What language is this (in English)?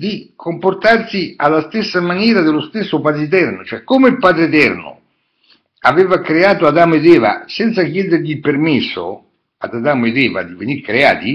Italian